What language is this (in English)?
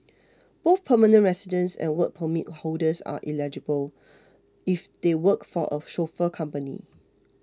English